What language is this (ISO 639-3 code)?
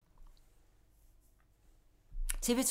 dan